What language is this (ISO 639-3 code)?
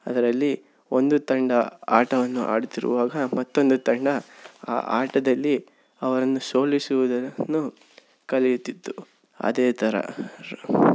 kan